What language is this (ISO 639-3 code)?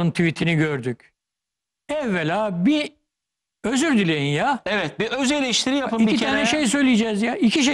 tur